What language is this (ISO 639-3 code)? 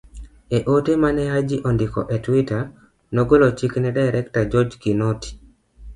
luo